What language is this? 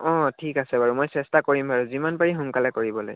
Assamese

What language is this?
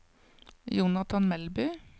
Norwegian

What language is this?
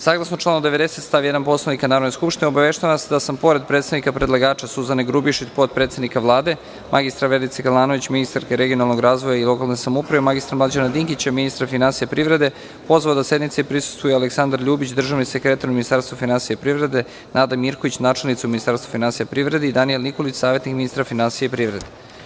Serbian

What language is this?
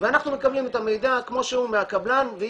Hebrew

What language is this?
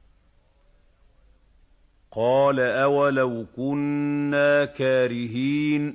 Arabic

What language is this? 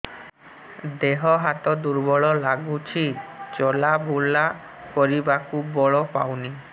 Odia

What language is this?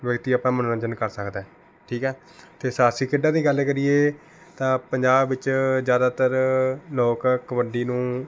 Punjabi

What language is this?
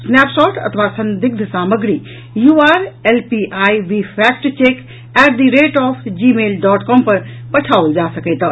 Maithili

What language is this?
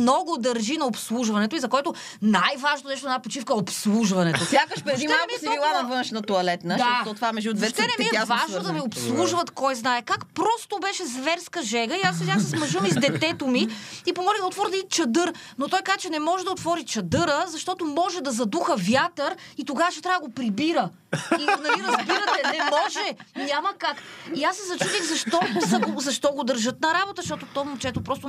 Bulgarian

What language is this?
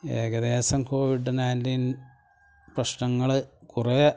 Malayalam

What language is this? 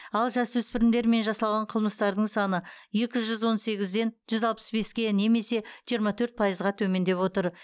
Kazakh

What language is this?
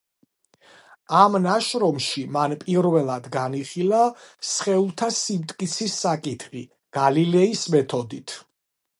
Georgian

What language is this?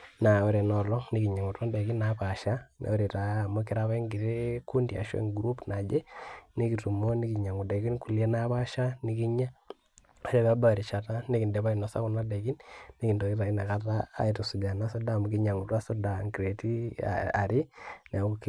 Masai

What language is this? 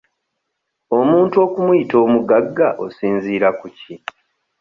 Ganda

